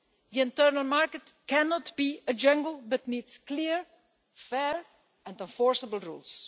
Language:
English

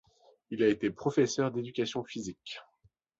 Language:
French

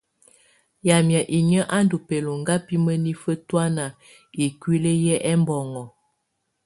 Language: Tunen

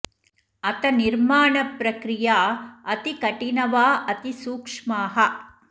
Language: Sanskrit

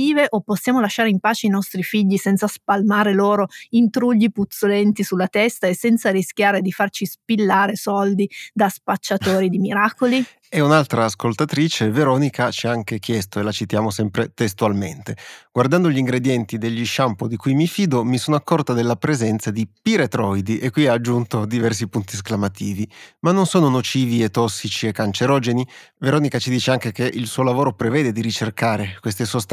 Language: Italian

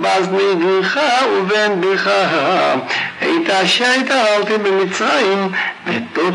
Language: Russian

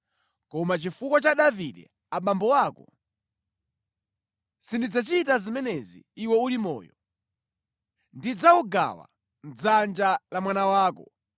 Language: Nyanja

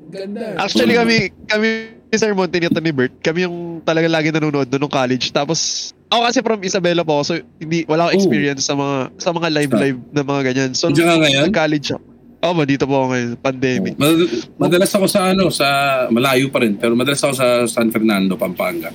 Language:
Filipino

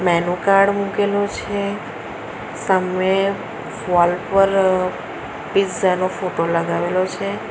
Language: Gujarati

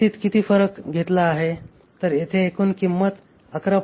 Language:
Marathi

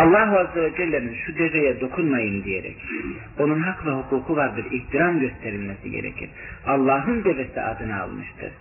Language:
Turkish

